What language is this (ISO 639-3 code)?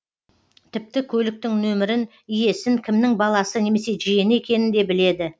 kaz